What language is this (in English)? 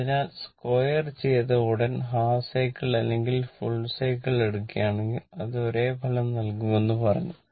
Malayalam